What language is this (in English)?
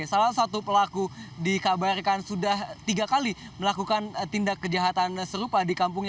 Indonesian